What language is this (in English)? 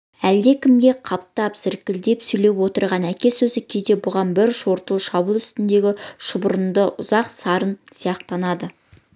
Kazakh